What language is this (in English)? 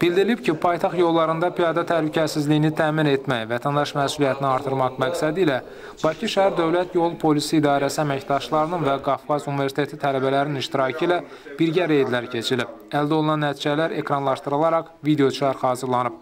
Turkish